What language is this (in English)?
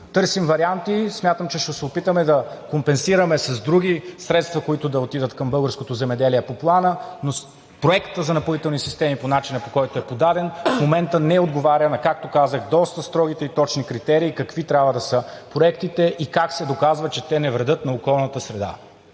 Bulgarian